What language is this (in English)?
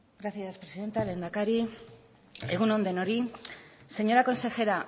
Basque